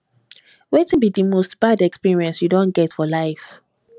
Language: Nigerian Pidgin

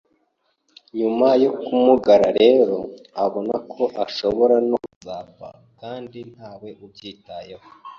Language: Kinyarwanda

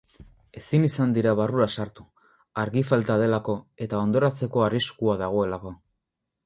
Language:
Basque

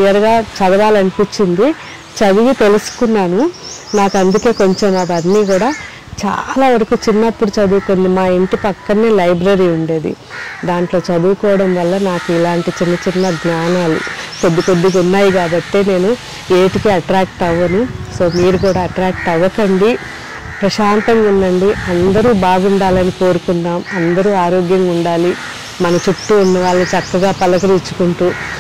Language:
Telugu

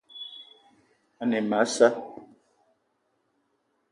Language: Eton (Cameroon)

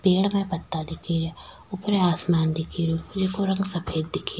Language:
Rajasthani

